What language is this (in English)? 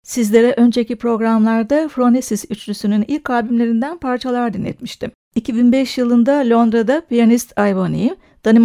Turkish